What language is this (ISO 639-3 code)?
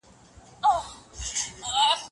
pus